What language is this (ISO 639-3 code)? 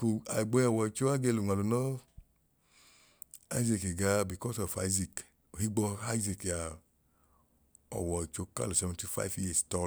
idu